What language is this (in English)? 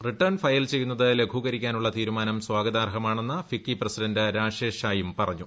Malayalam